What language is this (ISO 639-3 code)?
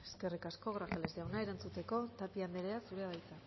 eus